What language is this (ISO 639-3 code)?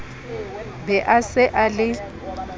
sot